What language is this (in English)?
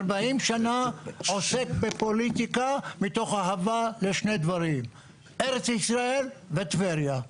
Hebrew